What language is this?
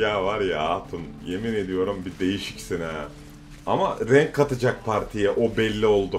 Turkish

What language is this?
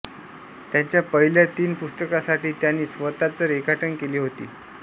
Marathi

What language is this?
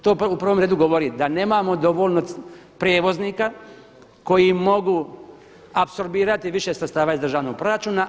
Croatian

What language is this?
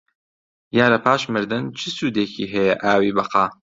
Central Kurdish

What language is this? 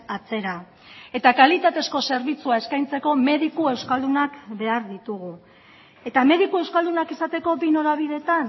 Basque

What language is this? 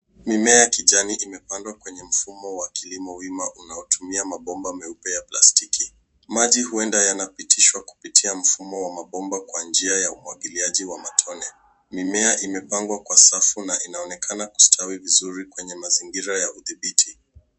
Swahili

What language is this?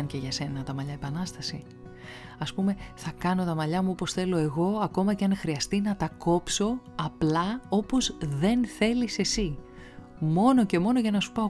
Greek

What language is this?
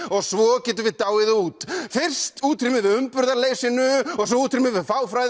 Icelandic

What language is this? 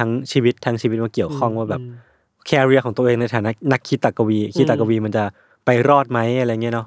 Thai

